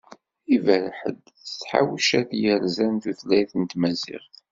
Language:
Kabyle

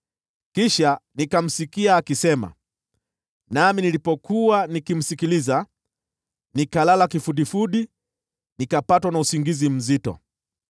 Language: Swahili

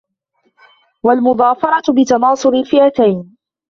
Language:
Arabic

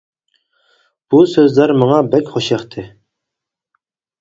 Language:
Uyghur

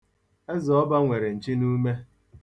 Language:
Igbo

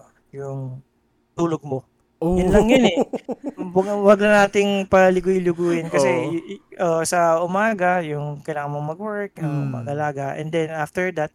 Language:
Filipino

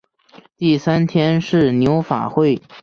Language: Chinese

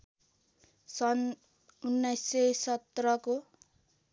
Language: Nepali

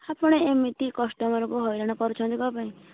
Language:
Odia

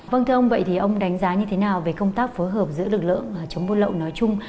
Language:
Vietnamese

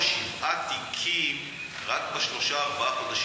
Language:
Hebrew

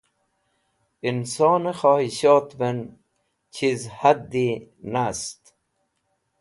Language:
Wakhi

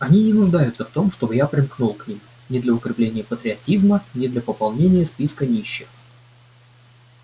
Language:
Russian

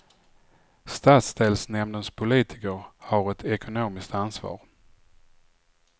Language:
Swedish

